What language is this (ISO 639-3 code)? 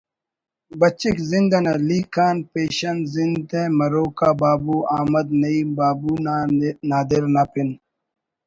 brh